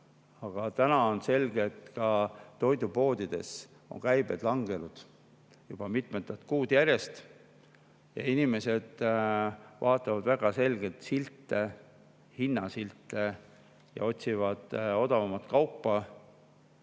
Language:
Estonian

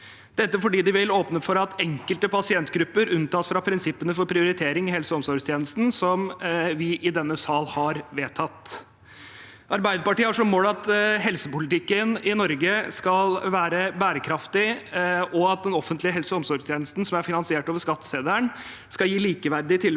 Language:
Norwegian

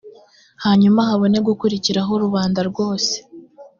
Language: Kinyarwanda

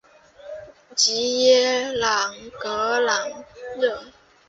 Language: Chinese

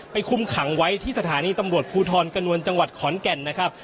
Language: Thai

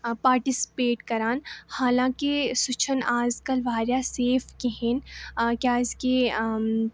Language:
Kashmiri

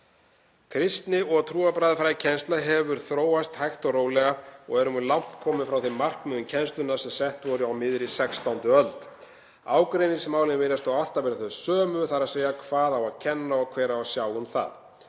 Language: Icelandic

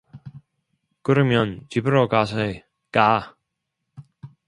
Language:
Korean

